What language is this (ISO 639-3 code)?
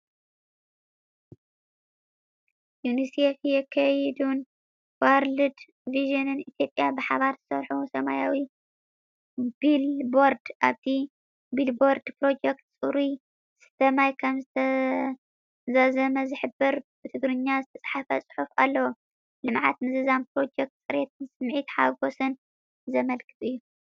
tir